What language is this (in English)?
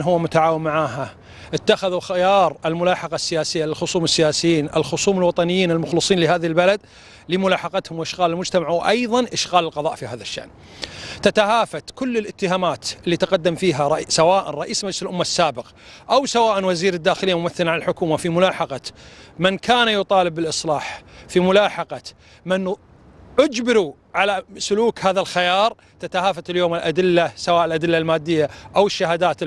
Arabic